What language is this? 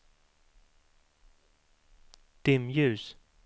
Swedish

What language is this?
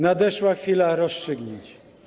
Polish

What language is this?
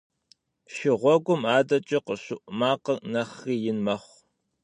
Kabardian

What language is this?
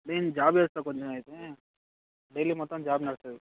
Telugu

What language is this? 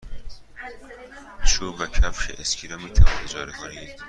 Persian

